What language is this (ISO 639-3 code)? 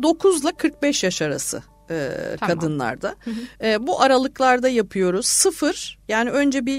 tur